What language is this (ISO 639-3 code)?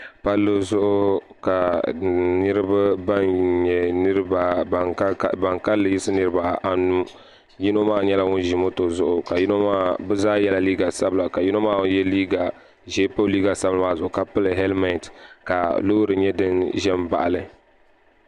dag